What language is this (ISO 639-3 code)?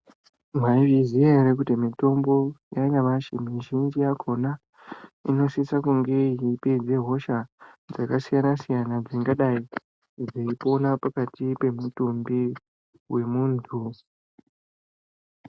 ndc